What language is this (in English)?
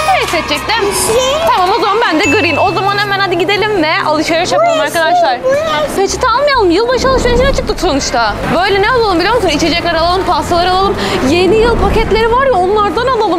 Turkish